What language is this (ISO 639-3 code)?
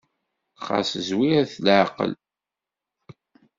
kab